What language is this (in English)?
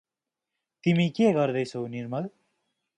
Nepali